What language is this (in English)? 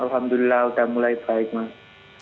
Indonesian